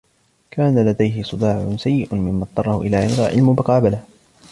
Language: Arabic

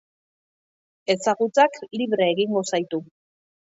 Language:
Basque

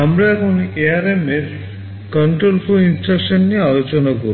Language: Bangla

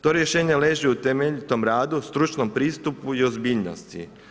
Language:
Croatian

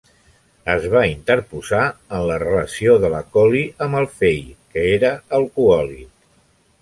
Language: Catalan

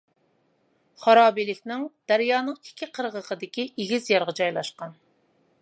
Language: Uyghur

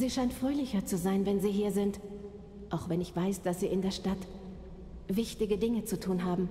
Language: German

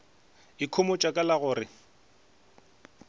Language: Northern Sotho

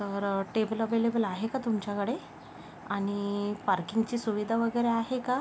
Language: Marathi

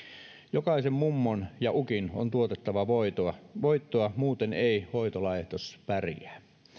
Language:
Finnish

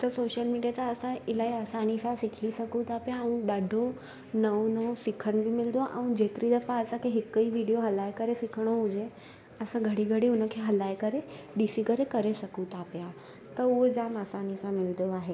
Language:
Sindhi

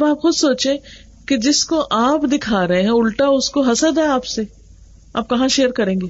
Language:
Urdu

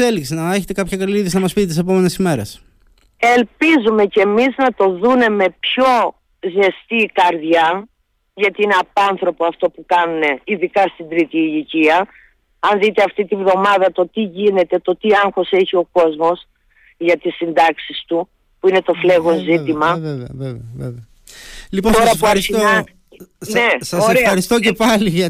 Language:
Greek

